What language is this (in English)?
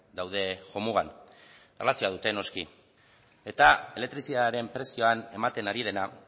Basque